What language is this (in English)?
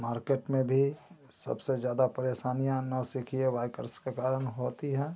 Hindi